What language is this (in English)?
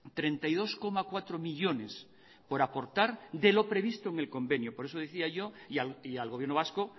Spanish